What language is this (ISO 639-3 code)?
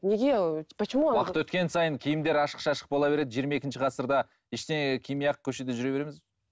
kaz